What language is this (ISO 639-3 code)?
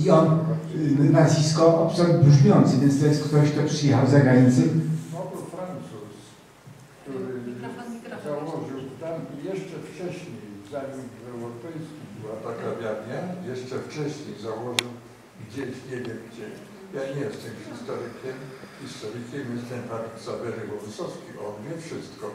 pol